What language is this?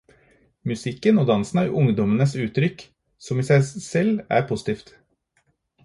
Norwegian Bokmål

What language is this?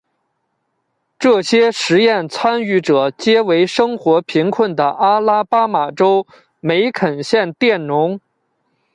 Chinese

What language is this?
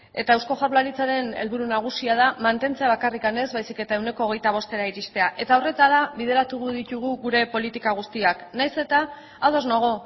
Basque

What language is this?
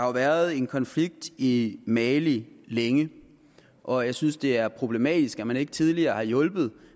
Danish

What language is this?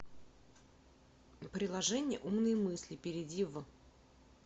Russian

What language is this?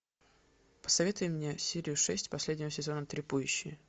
Russian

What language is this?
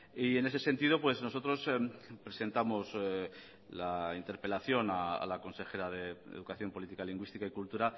Spanish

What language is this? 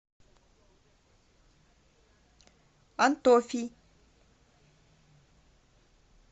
Russian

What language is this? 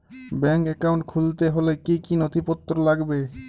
Bangla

